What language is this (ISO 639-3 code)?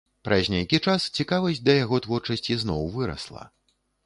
bel